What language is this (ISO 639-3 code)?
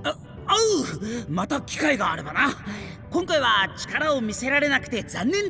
jpn